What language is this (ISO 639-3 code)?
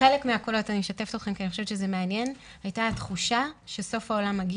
heb